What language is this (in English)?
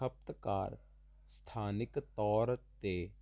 Punjabi